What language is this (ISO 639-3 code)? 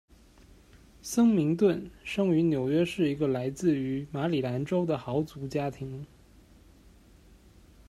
zho